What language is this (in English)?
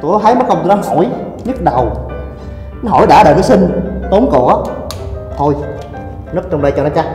Vietnamese